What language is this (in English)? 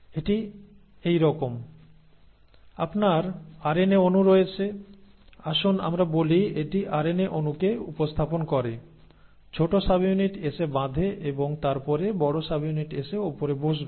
Bangla